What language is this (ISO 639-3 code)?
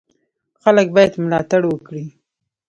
pus